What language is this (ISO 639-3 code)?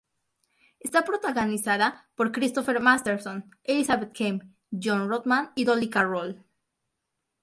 spa